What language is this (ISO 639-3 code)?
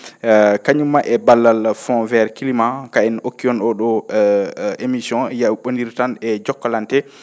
ful